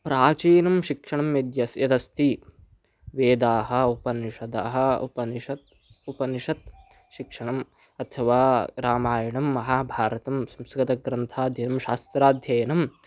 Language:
Sanskrit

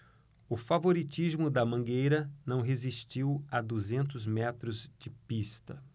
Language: Portuguese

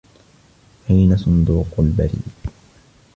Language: Arabic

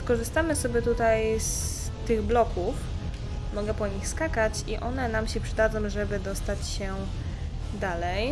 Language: Polish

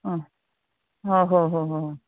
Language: Manipuri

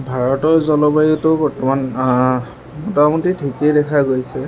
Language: Assamese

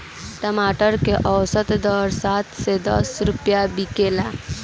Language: Bhojpuri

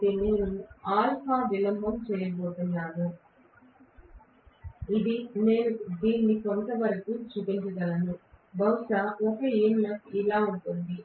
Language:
Telugu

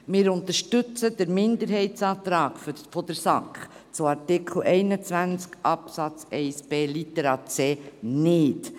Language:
Swiss German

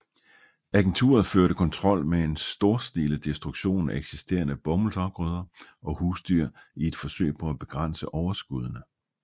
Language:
Danish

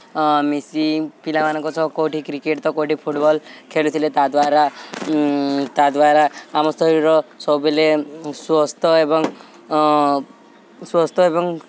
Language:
Odia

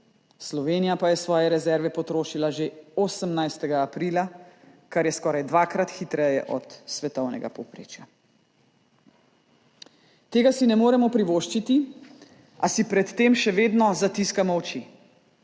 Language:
Slovenian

